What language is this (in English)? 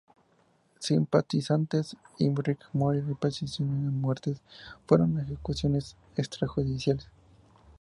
Spanish